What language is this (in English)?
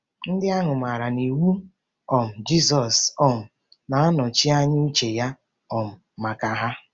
Igbo